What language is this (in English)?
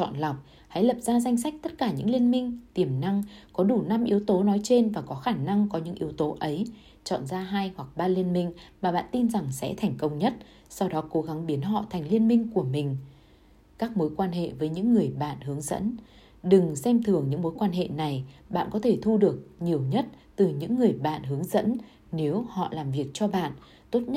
Vietnamese